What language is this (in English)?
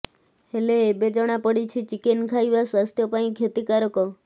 Odia